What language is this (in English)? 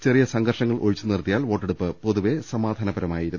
Malayalam